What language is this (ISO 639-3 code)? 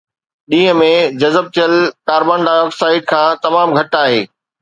snd